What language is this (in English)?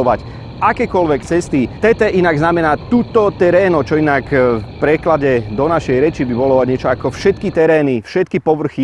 Italian